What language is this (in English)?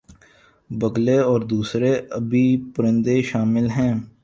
Urdu